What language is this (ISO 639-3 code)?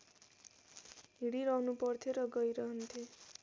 nep